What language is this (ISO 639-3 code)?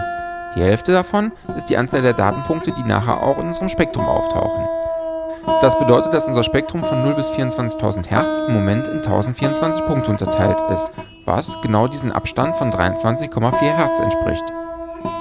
deu